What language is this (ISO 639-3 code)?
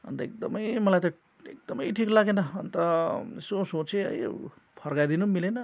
nep